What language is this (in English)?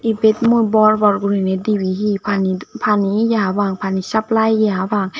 Chakma